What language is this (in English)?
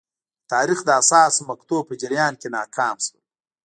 Pashto